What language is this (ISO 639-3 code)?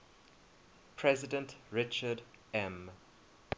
eng